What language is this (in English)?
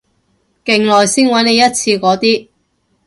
Cantonese